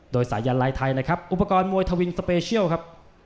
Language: Thai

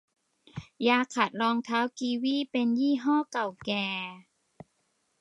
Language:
Thai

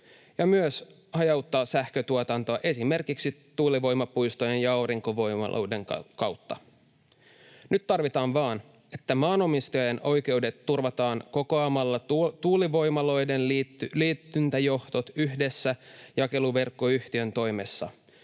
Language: Finnish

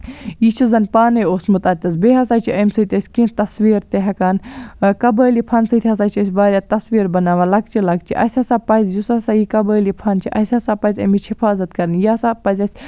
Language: Kashmiri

